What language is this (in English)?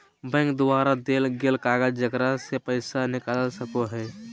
Magahi